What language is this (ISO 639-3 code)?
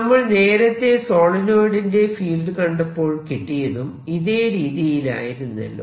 mal